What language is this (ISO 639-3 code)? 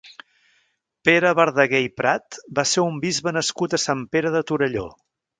cat